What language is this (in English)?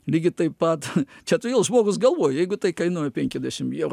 Lithuanian